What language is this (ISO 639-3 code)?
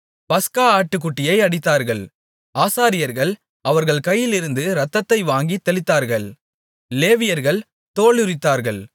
tam